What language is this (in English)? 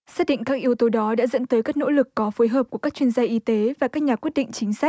Vietnamese